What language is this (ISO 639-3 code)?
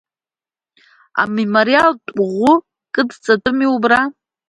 abk